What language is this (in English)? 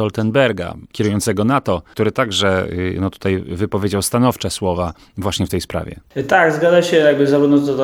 Polish